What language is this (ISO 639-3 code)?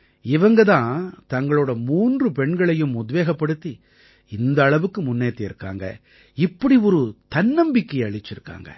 tam